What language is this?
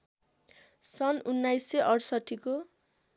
Nepali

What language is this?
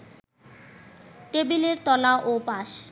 Bangla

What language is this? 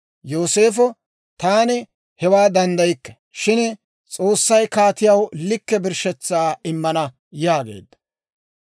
Dawro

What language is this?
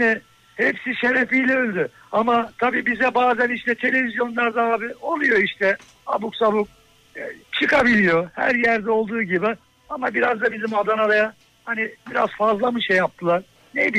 Turkish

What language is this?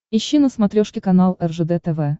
Russian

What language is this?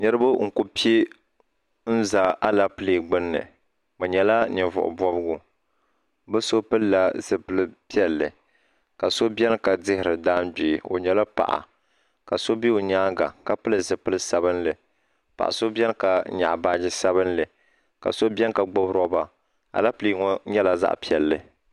Dagbani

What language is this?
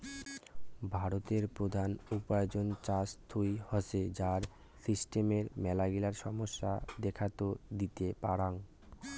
Bangla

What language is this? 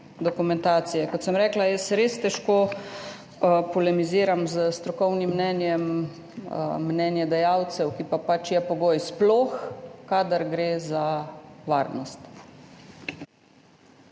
Slovenian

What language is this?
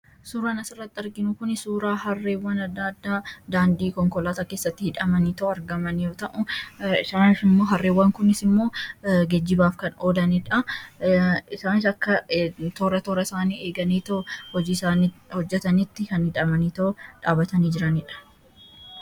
Oromo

